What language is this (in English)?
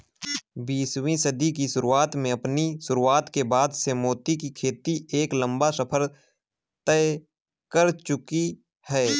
Hindi